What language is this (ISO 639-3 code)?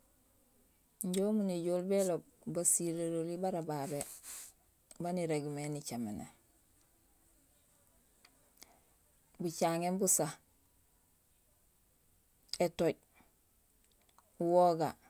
gsl